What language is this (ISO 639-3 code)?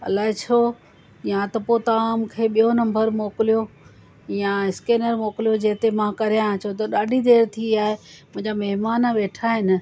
snd